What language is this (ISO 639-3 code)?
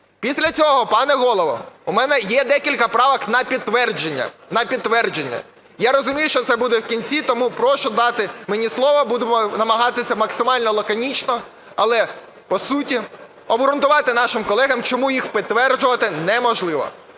ukr